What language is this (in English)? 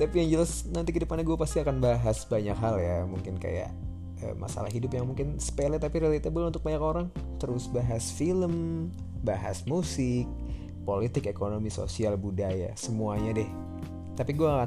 Indonesian